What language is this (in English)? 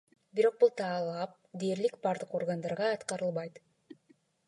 Kyrgyz